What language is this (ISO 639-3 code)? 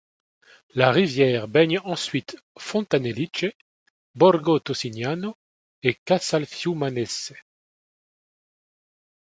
fra